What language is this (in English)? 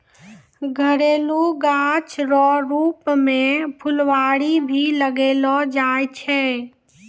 Maithili